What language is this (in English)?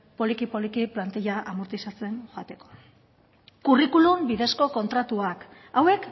Basque